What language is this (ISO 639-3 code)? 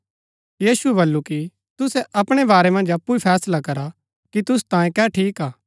gbk